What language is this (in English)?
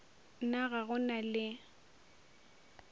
Northern Sotho